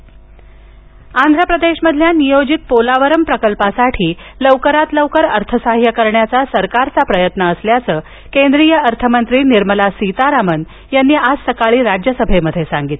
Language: Marathi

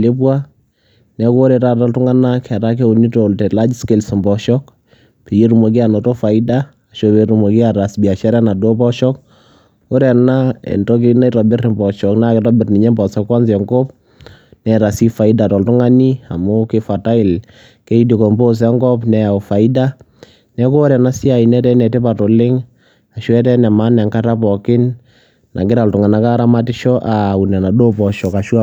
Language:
Masai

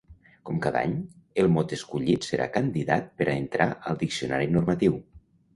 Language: Catalan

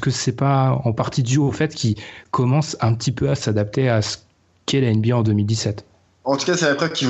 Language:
French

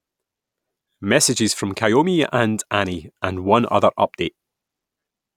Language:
English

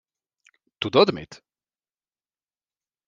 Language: Hungarian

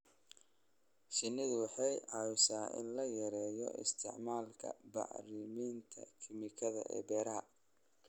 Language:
Somali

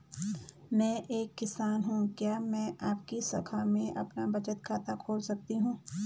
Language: Hindi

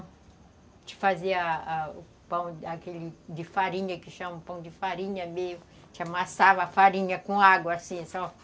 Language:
Portuguese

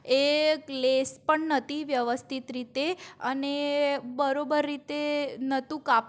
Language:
Gujarati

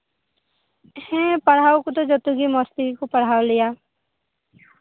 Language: Santali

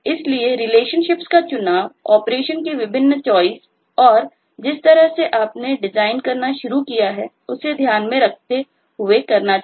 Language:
Hindi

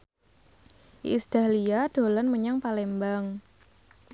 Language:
Javanese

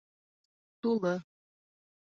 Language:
Bashkir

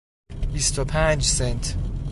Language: Persian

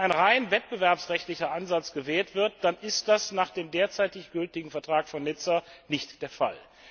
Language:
German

